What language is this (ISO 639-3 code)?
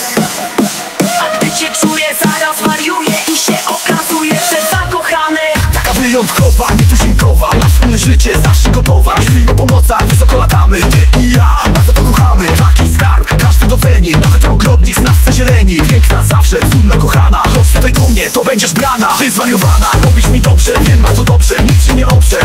pol